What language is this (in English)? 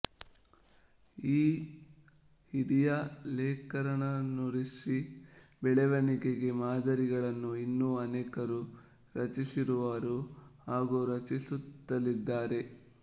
Kannada